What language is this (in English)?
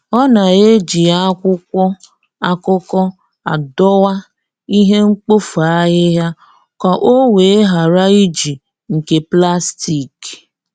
Igbo